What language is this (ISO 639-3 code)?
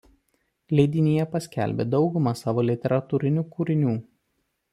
lit